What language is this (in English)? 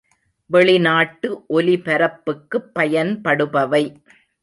Tamil